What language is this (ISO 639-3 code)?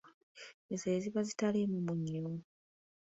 lug